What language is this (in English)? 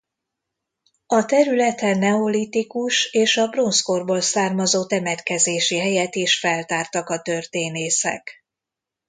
Hungarian